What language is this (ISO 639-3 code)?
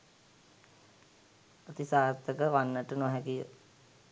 sin